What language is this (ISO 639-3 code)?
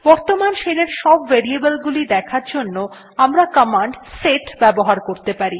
ben